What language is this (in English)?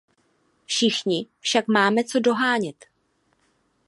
Czech